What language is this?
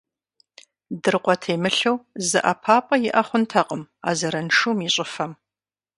Kabardian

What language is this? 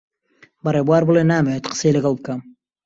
Central Kurdish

